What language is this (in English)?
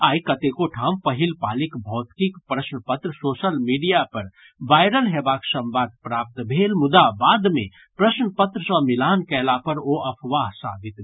Maithili